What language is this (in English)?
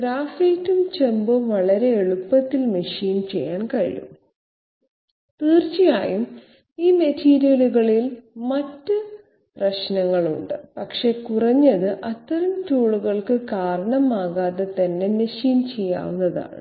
Malayalam